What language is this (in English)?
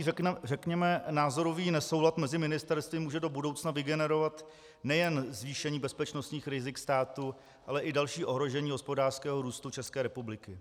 Czech